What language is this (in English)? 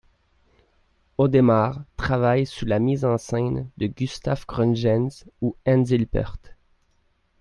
French